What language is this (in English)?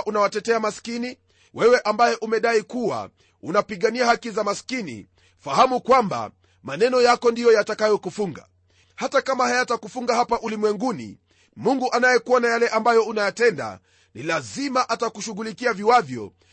Swahili